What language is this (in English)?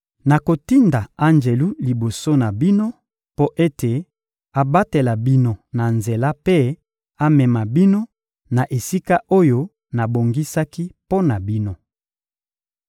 Lingala